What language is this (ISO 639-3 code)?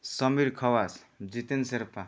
nep